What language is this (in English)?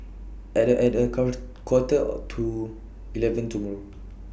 English